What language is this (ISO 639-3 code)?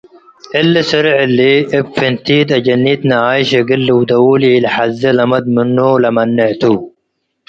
tig